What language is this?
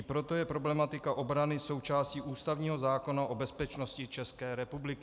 Czech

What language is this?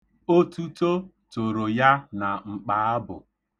Igbo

